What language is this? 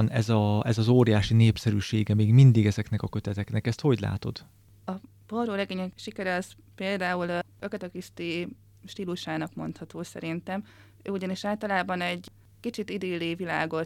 Hungarian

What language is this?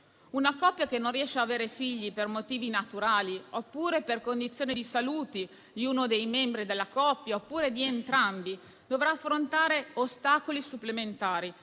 Italian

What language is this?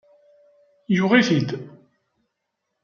Kabyle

